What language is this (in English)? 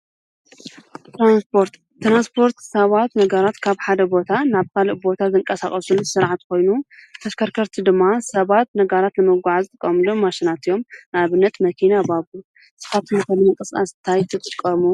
Tigrinya